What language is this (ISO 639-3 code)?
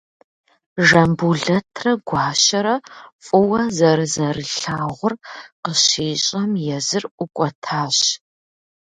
kbd